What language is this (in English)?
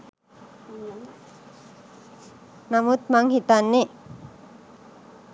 Sinhala